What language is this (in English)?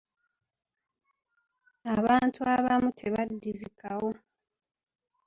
Ganda